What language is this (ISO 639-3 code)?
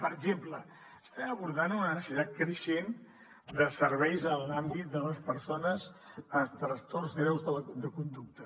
cat